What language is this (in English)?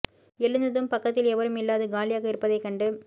Tamil